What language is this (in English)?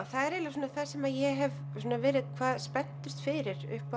Icelandic